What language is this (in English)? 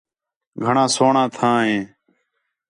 Khetrani